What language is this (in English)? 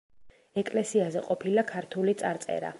Georgian